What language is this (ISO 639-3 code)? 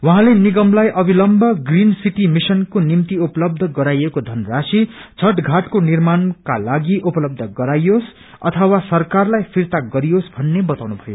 nep